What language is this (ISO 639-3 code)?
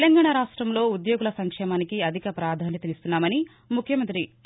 tel